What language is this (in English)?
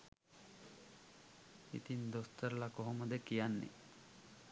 Sinhala